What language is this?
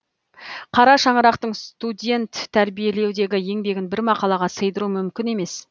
Kazakh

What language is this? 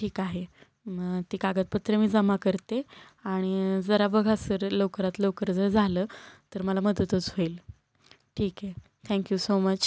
Marathi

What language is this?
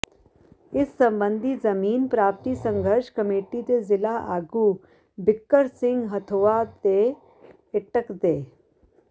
Punjabi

